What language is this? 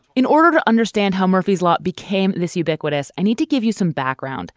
English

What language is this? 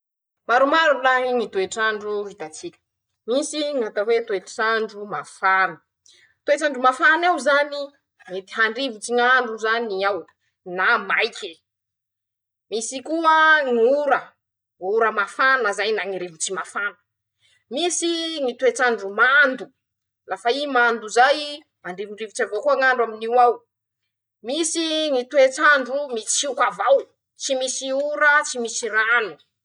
Masikoro Malagasy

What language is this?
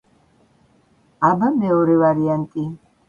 Georgian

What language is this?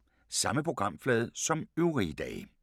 Danish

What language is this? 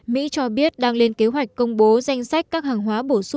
Vietnamese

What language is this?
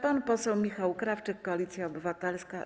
Polish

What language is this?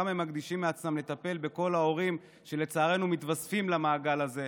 Hebrew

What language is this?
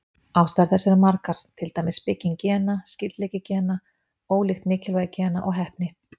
Icelandic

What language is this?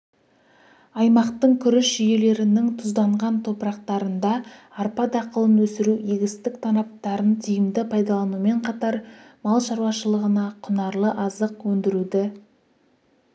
Kazakh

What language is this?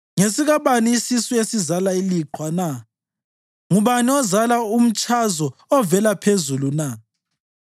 North Ndebele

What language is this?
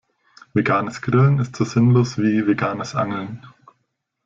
German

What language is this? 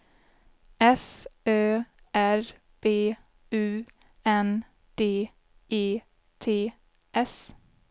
Swedish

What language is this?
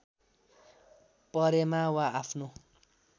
Nepali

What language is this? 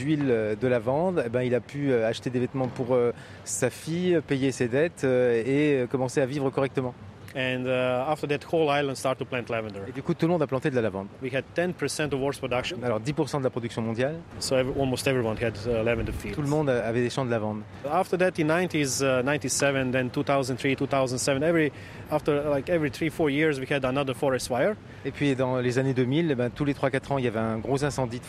French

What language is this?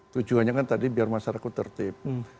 Indonesian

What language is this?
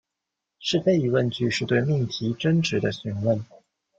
Chinese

